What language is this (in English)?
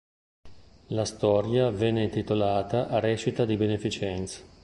Italian